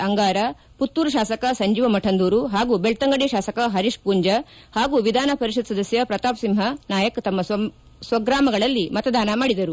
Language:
Kannada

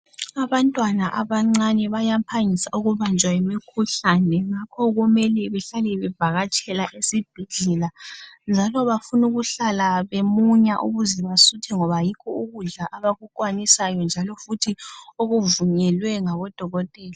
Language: North Ndebele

